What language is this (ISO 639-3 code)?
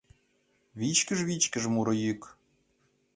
chm